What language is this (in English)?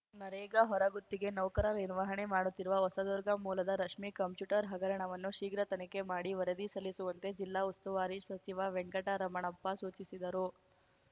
Kannada